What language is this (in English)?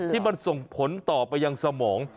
Thai